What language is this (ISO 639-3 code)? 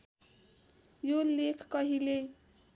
nep